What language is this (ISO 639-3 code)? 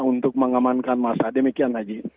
ind